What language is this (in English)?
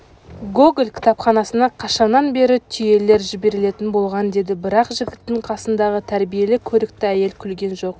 Kazakh